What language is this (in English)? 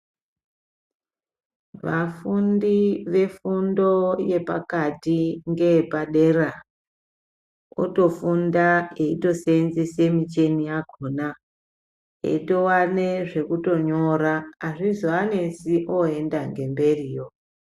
Ndau